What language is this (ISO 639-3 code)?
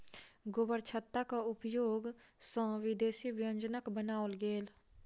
mai